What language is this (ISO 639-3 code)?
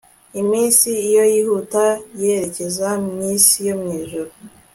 kin